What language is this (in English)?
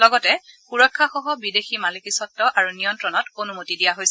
Assamese